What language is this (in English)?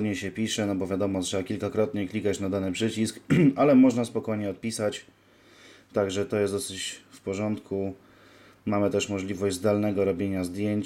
Polish